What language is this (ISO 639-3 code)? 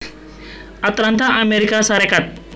jav